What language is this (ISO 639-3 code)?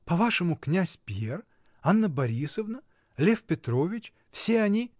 rus